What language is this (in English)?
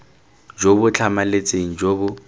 Tswana